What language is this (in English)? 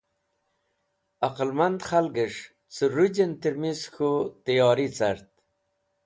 Wakhi